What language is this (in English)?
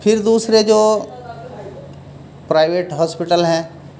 Urdu